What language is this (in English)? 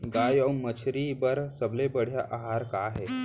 Chhattisgarhi